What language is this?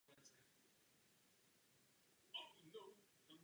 Czech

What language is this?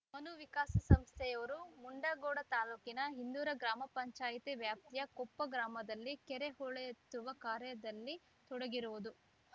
Kannada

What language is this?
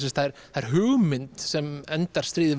Icelandic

